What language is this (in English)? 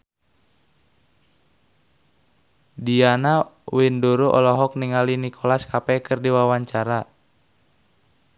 Sundanese